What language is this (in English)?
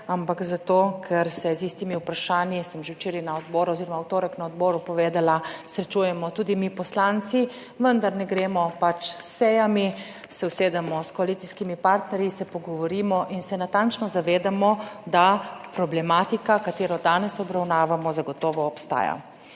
Slovenian